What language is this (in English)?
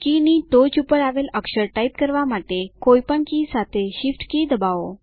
Gujarati